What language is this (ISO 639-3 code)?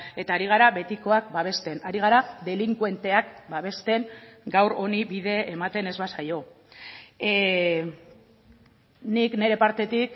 eus